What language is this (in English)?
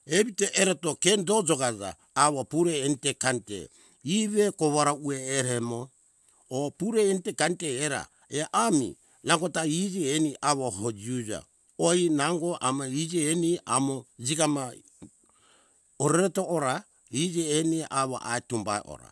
Hunjara-Kaina Ke